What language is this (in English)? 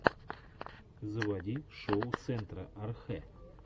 Russian